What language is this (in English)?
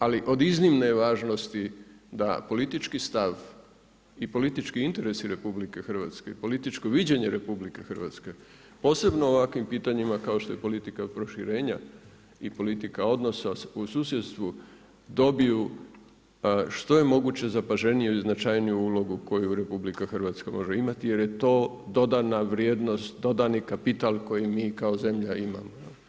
Croatian